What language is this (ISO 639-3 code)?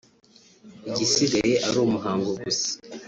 kin